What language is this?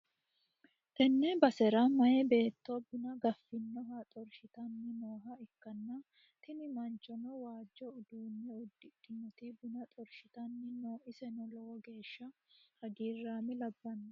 Sidamo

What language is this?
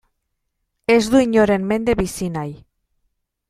Basque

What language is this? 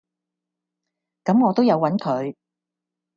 Cantonese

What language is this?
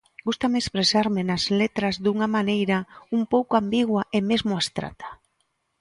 Galician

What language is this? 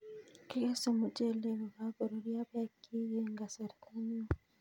Kalenjin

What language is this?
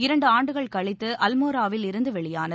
Tamil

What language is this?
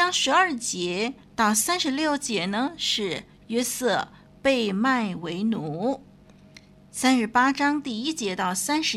Chinese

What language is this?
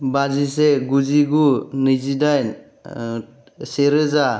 Bodo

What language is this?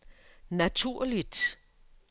Danish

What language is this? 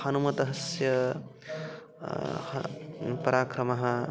Sanskrit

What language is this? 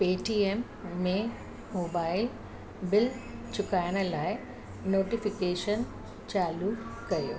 Sindhi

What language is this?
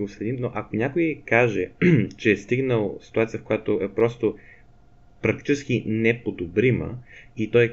Bulgarian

